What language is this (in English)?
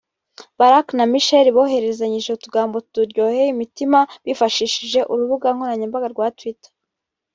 Kinyarwanda